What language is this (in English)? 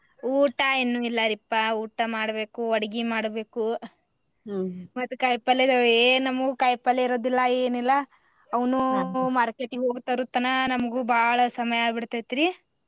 Kannada